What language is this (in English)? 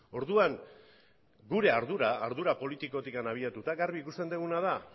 Basque